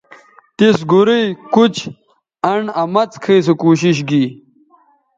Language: Bateri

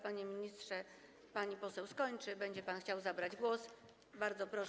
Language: Polish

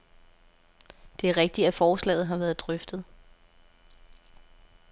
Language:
Danish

